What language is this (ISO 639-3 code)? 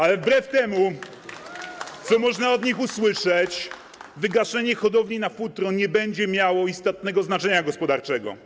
pol